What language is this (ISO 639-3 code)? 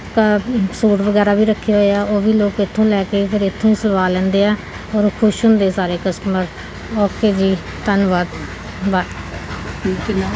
pan